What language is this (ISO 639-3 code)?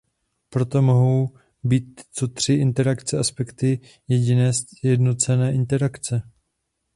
ces